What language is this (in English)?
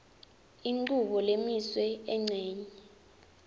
Swati